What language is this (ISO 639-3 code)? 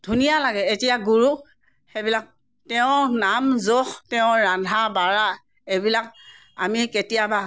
asm